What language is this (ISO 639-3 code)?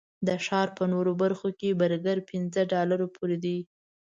pus